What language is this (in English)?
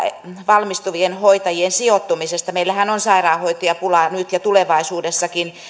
Finnish